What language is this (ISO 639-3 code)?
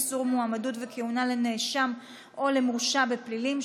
heb